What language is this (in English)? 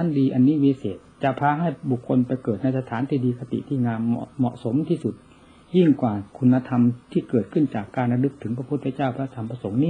Thai